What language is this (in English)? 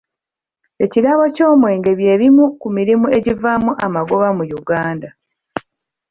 Ganda